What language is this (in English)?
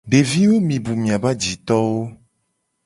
Gen